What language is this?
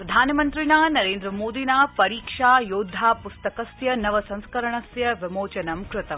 Sanskrit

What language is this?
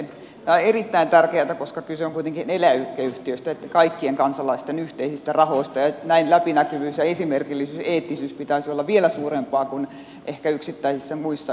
Finnish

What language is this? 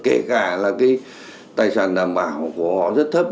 Vietnamese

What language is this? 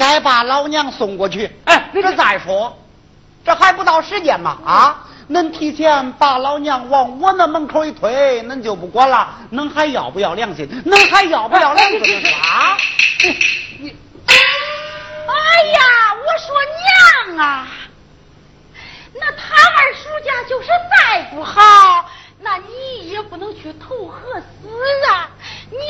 Chinese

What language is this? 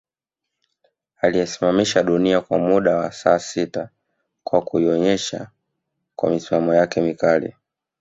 Swahili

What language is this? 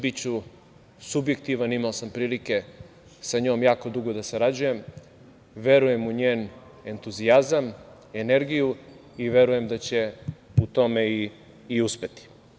Serbian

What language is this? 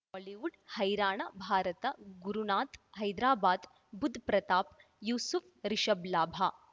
Kannada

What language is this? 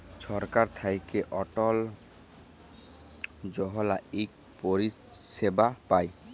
Bangla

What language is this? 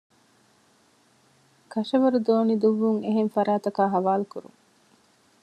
Divehi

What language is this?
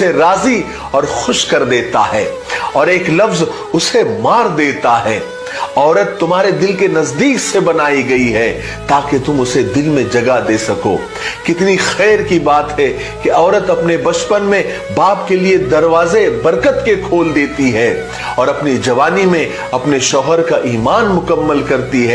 Hindi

